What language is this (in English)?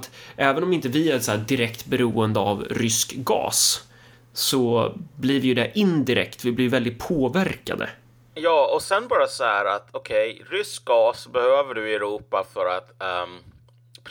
Swedish